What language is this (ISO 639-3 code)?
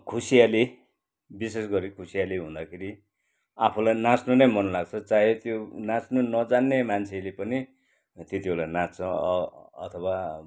nep